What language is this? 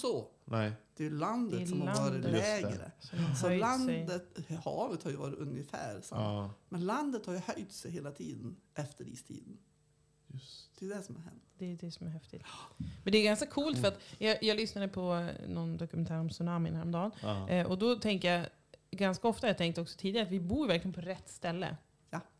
Swedish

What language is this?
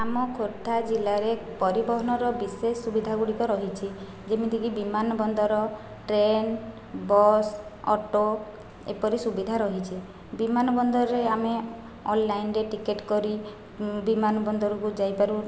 Odia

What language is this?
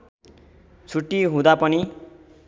Nepali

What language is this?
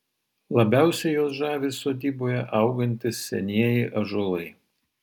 Lithuanian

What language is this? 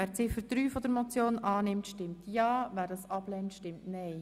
Swiss German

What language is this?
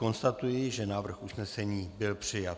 Czech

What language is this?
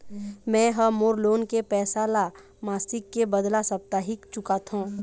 Chhattisgarhi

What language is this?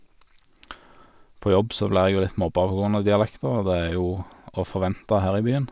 Norwegian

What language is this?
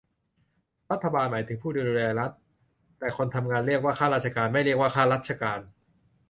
Thai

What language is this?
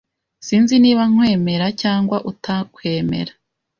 Kinyarwanda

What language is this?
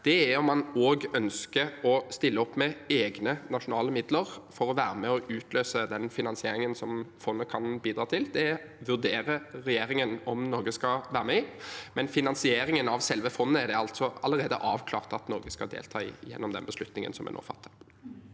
Norwegian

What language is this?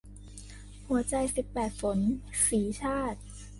Thai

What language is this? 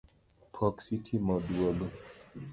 Luo (Kenya and Tanzania)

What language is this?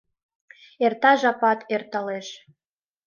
Mari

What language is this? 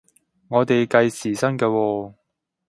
Cantonese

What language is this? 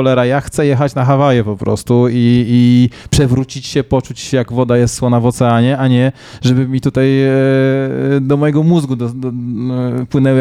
Polish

